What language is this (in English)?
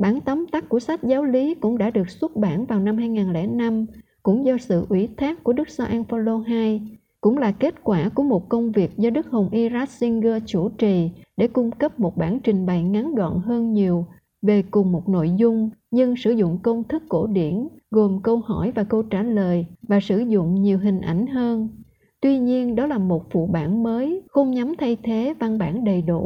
Vietnamese